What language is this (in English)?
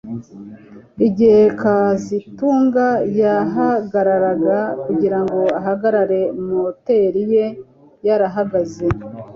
Kinyarwanda